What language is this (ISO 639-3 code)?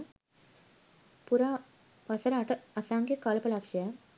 sin